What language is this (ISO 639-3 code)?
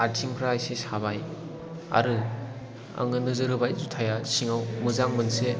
brx